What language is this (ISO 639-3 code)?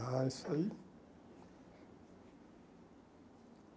por